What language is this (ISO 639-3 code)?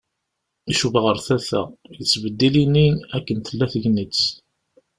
kab